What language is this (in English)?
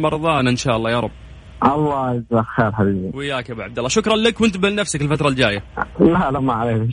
Arabic